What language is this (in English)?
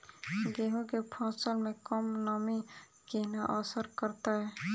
Maithili